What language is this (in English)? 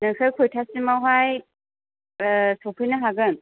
Bodo